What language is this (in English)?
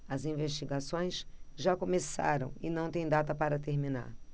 Portuguese